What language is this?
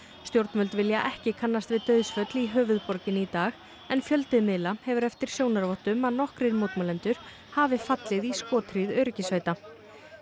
Icelandic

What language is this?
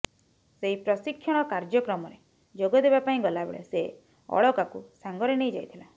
Odia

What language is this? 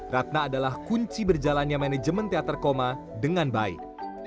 Indonesian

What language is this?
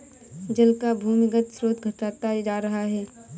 Hindi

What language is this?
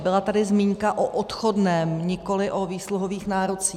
Czech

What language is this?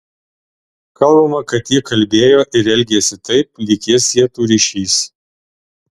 Lithuanian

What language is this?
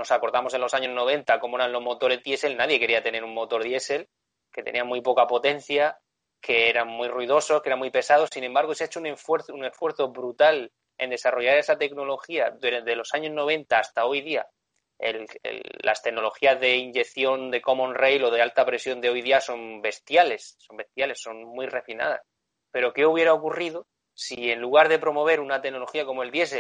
Spanish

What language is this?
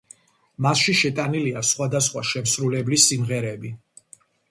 Georgian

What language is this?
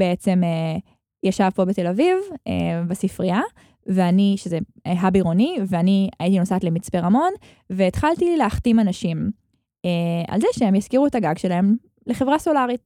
Hebrew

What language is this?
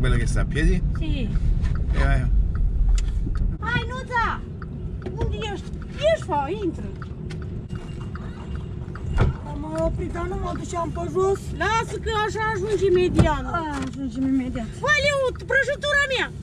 Italian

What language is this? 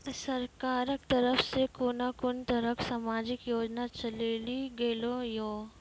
Maithili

